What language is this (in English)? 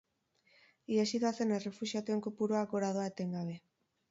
Basque